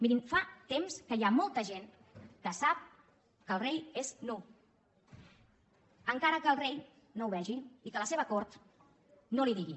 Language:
Catalan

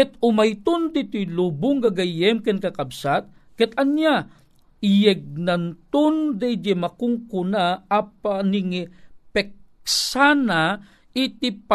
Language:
Filipino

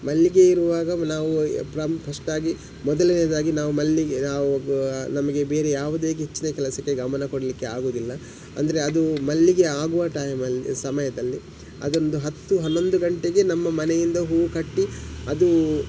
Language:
Kannada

